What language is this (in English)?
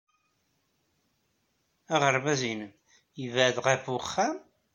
Kabyle